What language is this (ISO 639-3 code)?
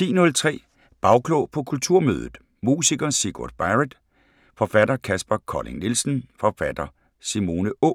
dan